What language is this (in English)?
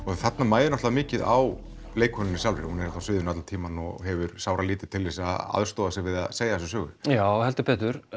Icelandic